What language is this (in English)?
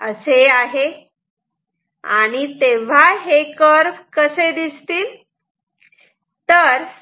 Marathi